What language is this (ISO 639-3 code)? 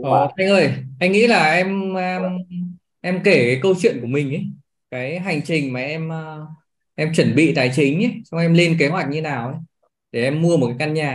vie